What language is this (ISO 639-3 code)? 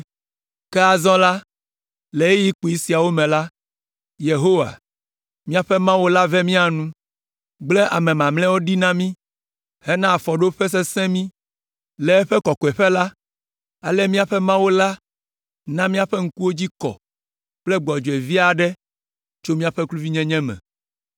ewe